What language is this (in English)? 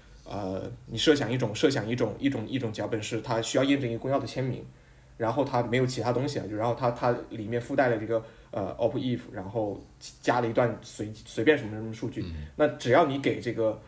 Chinese